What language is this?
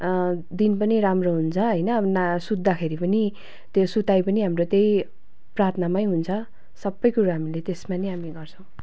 Nepali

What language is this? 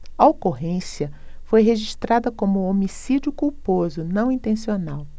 Portuguese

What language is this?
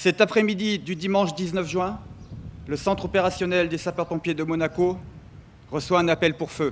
French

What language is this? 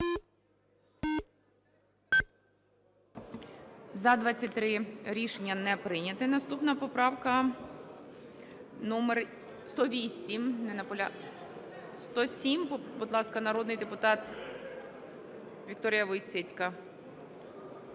Ukrainian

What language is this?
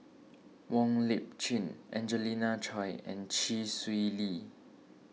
English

